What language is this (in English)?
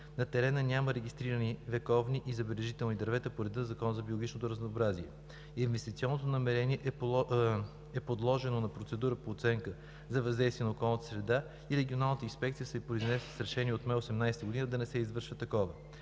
Bulgarian